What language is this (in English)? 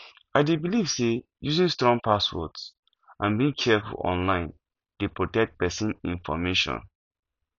Nigerian Pidgin